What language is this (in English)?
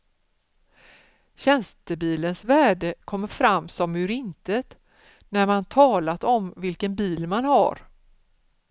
Swedish